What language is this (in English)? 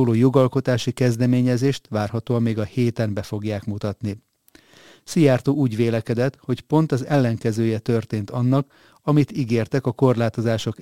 Hungarian